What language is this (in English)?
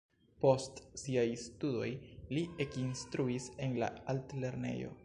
Esperanto